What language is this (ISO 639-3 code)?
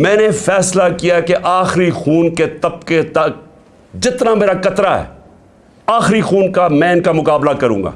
urd